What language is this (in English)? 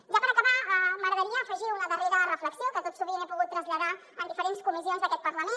Catalan